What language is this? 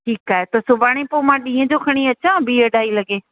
Sindhi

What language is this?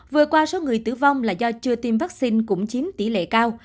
Vietnamese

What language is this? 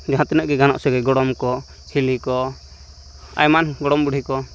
Santali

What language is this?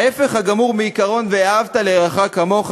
Hebrew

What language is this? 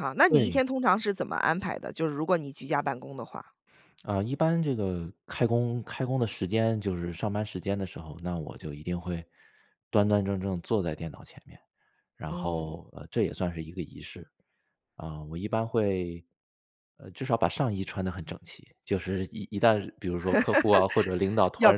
Chinese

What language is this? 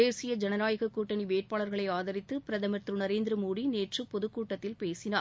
Tamil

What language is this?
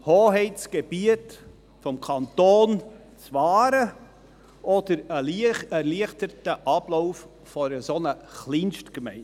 Swiss German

